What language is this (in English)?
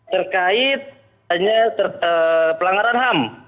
Indonesian